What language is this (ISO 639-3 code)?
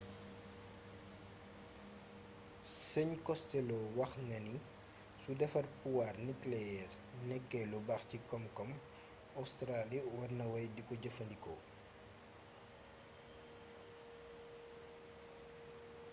wol